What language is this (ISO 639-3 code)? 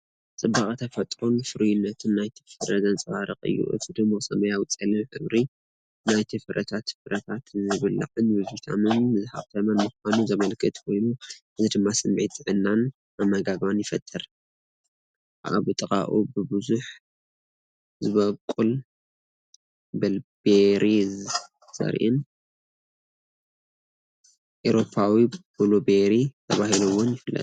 tir